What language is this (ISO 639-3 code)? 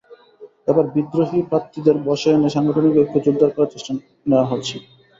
ben